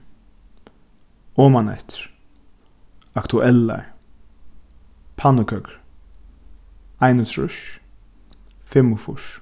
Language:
Faroese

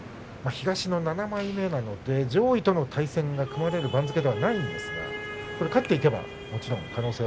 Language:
Japanese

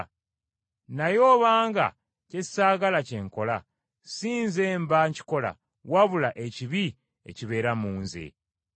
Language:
Ganda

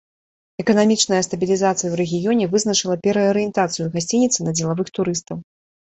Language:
Belarusian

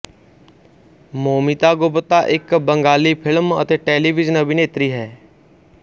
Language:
Punjabi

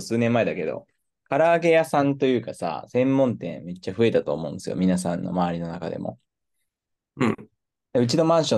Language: Japanese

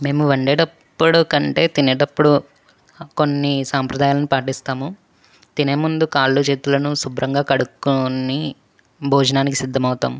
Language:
Telugu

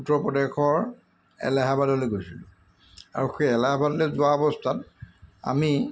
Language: Assamese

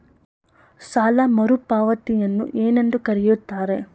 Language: Kannada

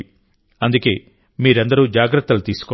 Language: Telugu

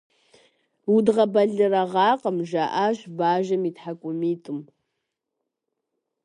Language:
Kabardian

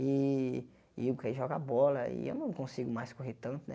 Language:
Portuguese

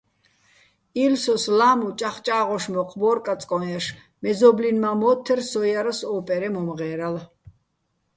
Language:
Bats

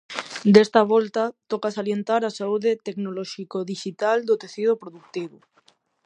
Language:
Galician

